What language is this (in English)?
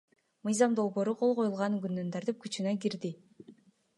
Kyrgyz